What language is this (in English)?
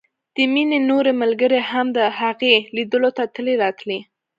Pashto